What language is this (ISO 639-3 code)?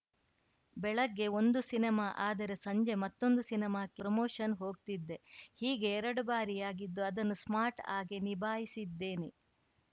kan